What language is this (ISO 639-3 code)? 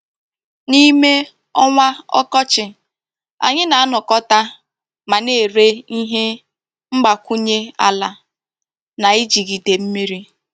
ibo